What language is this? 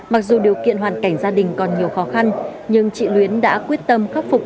Vietnamese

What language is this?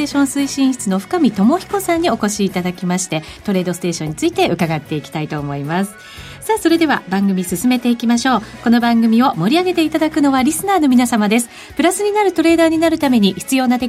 Japanese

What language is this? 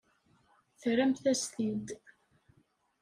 Kabyle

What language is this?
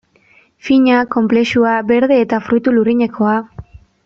Basque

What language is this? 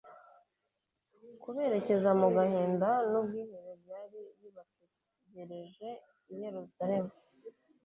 Kinyarwanda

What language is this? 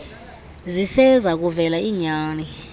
Xhosa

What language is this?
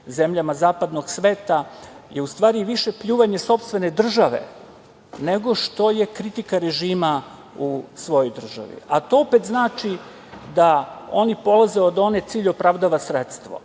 Serbian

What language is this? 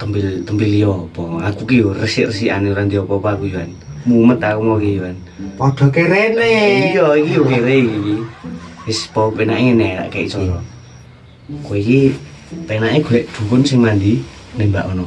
Indonesian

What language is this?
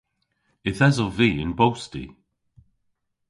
Cornish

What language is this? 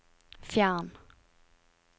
Norwegian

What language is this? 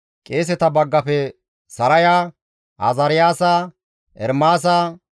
Gamo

